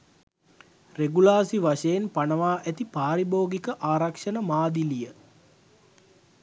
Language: Sinhala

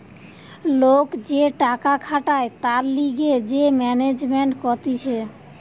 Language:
Bangla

